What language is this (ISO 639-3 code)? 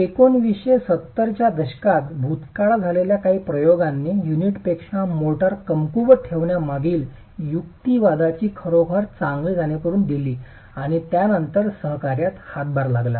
mar